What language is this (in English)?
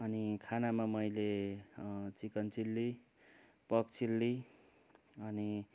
Nepali